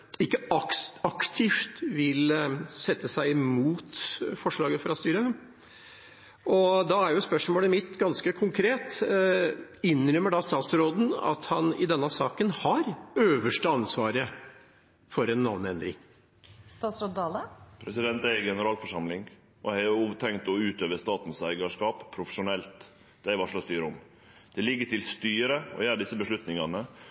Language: Norwegian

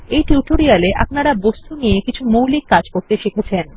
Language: Bangla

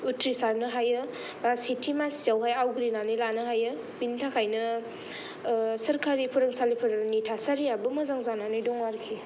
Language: Bodo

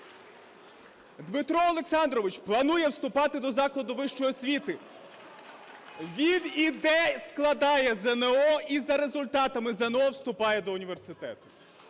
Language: Ukrainian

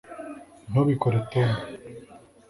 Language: Kinyarwanda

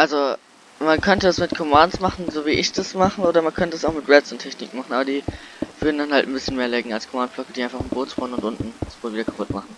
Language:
German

